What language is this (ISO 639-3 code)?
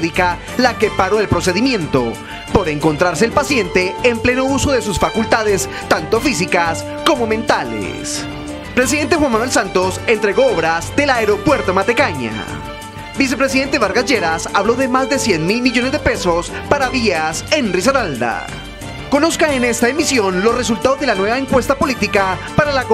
spa